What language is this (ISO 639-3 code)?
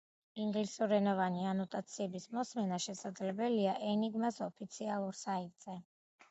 kat